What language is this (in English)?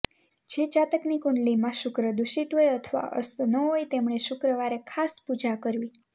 Gujarati